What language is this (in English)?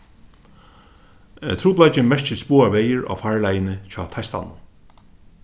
Faroese